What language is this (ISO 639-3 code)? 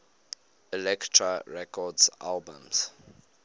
eng